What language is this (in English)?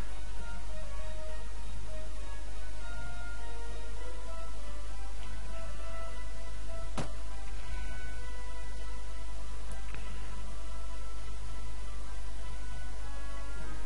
French